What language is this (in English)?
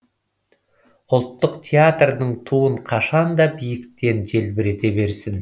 Kazakh